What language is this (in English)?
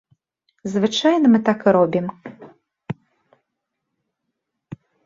Belarusian